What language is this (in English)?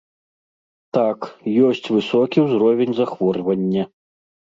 Belarusian